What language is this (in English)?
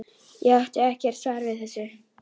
Icelandic